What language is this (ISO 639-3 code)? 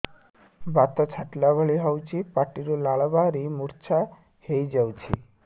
ori